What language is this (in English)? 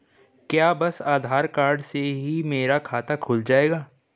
Hindi